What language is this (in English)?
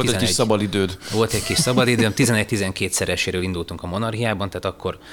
Hungarian